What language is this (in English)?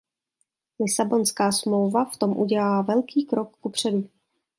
Czech